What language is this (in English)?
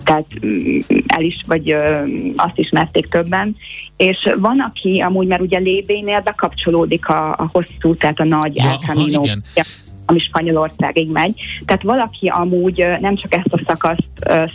Hungarian